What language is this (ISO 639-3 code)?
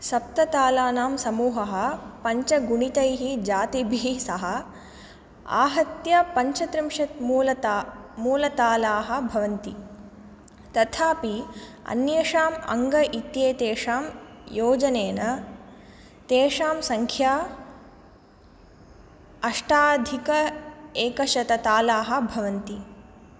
san